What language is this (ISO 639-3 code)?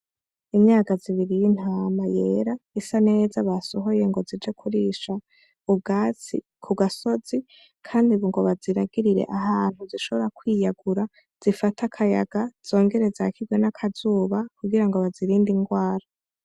run